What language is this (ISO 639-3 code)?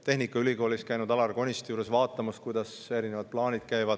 est